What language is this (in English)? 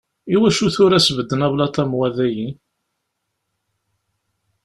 Kabyle